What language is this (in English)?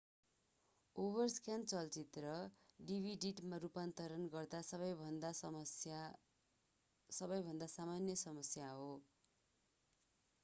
Nepali